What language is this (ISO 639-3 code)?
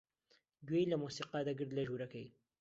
ckb